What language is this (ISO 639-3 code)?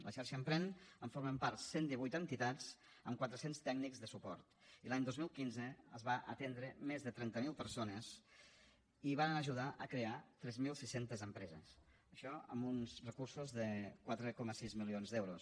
cat